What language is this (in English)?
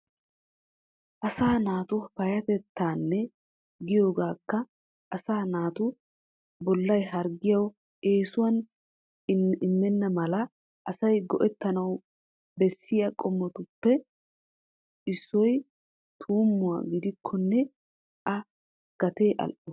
Wolaytta